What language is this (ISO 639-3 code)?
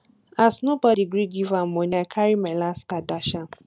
pcm